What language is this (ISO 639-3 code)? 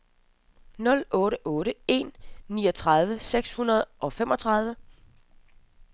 dan